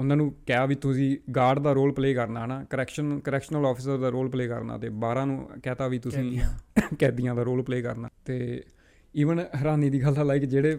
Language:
Punjabi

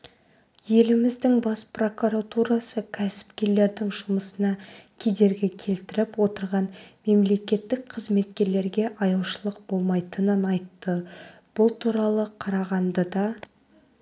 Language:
Kazakh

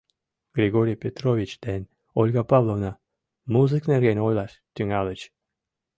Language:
Mari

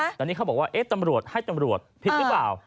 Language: Thai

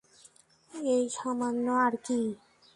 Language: Bangla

